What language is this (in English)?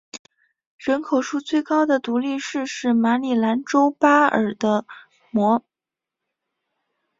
Chinese